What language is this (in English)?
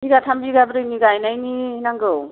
Bodo